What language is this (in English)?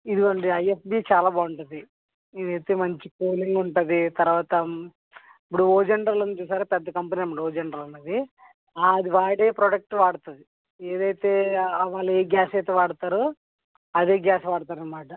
Telugu